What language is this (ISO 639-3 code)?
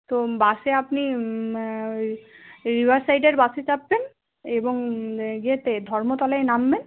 ben